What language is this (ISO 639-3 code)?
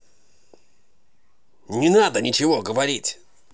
rus